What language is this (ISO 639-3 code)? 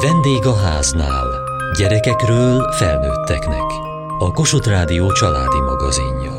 hun